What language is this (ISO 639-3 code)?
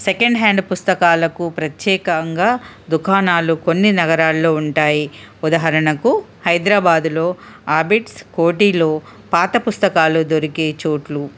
tel